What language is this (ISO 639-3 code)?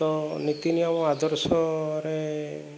ori